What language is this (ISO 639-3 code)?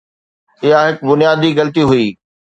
snd